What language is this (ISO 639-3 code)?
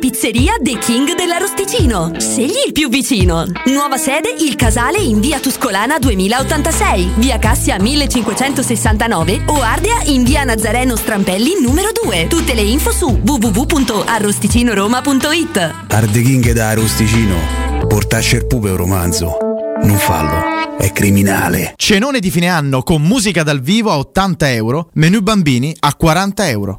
ita